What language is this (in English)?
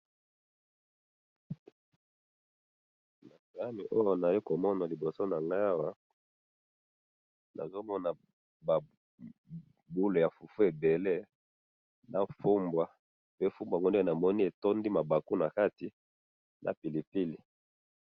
Lingala